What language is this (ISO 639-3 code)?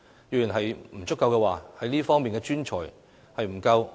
yue